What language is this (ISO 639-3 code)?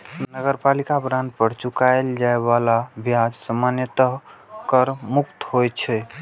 mai